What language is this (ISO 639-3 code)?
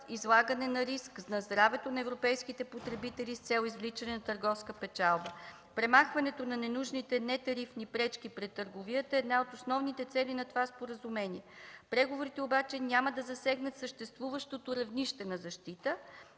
bul